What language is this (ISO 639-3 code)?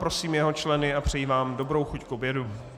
ces